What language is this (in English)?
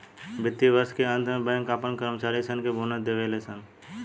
Bhojpuri